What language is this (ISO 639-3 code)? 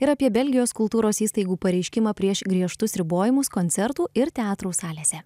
lit